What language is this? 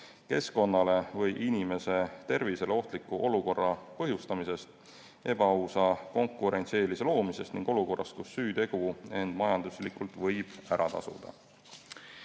Estonian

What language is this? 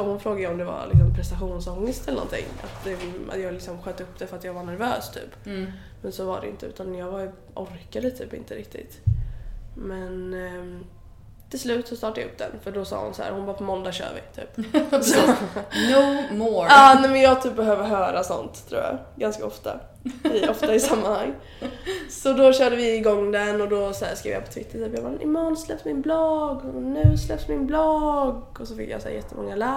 Swedish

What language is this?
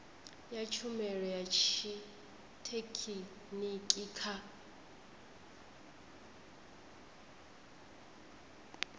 Venda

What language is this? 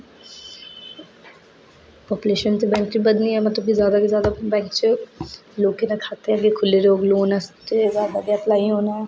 Dogri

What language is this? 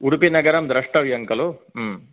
Sanskrit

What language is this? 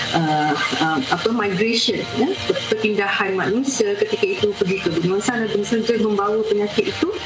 Malay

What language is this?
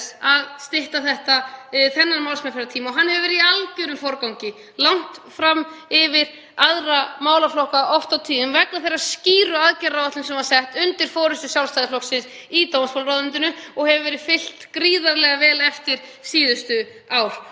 Icelandic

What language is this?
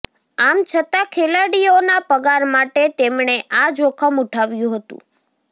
Gujarati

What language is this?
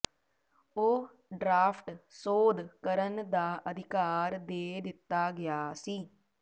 Punjabi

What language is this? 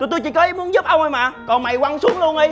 Vietnamese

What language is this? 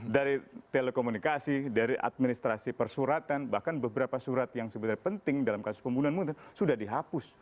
Indonesian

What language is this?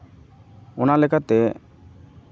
Santali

